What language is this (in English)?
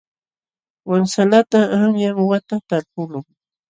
Jauja Wanca Quechua